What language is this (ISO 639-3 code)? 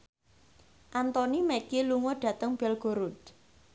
jav